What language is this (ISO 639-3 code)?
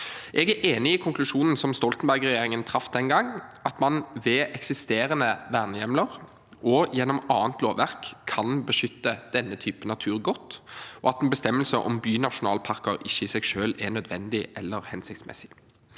nor